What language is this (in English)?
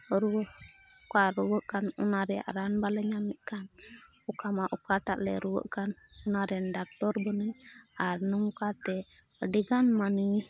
Santali